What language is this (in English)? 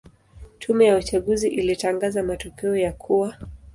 Swahili